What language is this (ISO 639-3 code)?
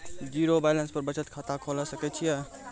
mai